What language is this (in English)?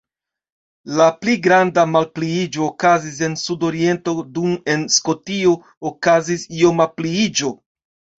Esperanto